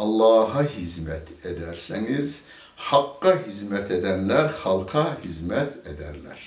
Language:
Turkish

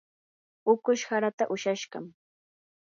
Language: Yanahuanca Pasco Quechua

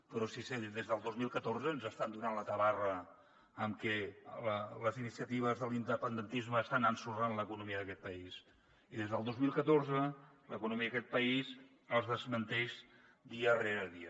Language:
Catalan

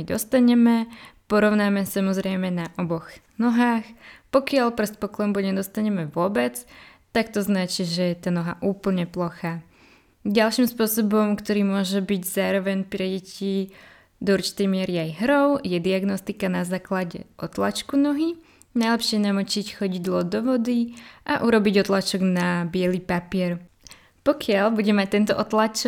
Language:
Slovak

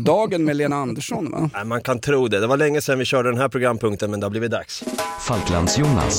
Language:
Swedish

